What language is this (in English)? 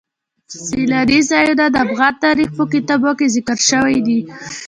Pashto